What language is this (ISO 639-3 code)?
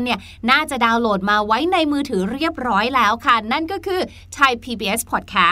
tha